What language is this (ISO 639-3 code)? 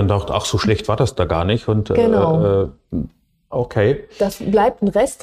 deu